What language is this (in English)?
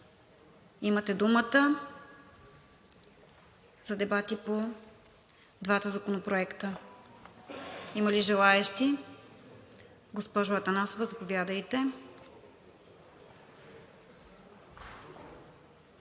Bulgarian